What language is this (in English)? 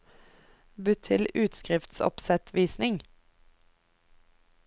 Norwegian